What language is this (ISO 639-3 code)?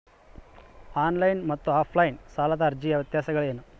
kan